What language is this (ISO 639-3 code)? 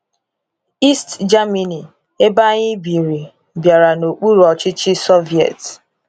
ibo